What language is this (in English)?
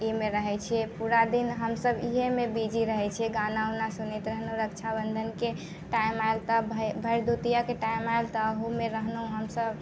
Maithili